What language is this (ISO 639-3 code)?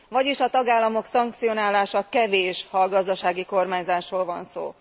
hun